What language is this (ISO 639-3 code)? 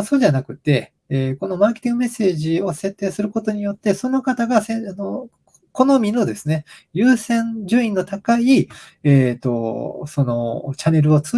jpn